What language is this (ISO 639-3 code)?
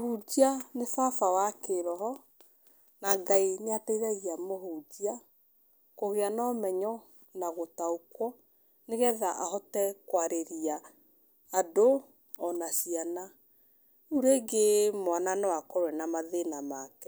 kik